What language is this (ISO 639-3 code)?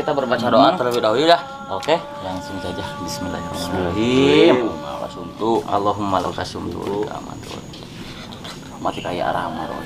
ind